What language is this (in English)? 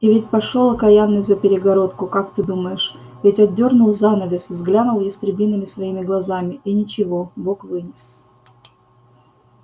Russian